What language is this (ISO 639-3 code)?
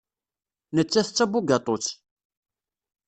kab